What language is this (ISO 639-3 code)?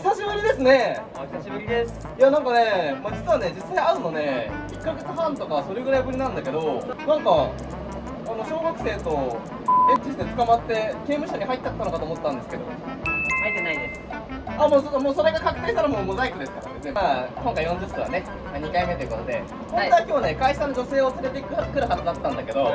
jpn